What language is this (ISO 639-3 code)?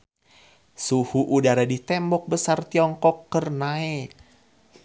sun